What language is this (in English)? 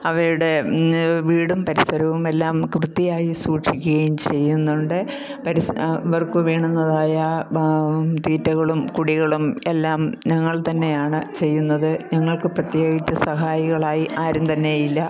Malayalam